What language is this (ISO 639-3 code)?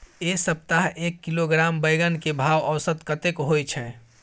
mai